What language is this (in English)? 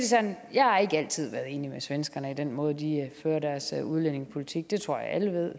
Danish